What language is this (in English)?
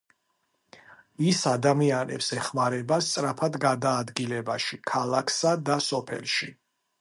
Georgian